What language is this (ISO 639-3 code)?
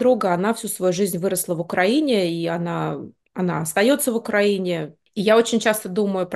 rus